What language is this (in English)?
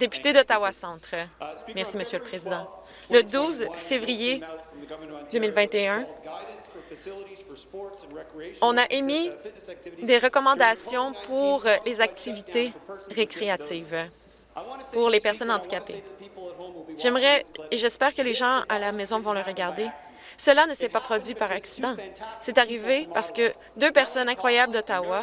French